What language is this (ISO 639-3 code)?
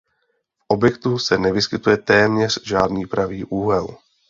ces